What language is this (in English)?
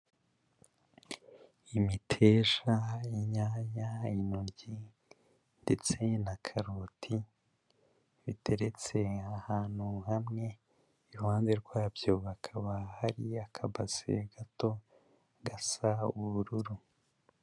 Kinyarwanda